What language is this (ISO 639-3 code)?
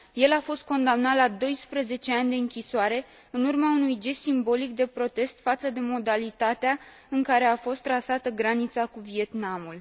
ron